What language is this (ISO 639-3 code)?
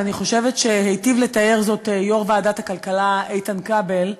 heb